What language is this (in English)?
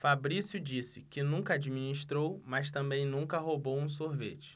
Portuguese